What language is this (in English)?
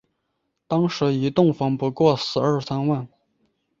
Chinese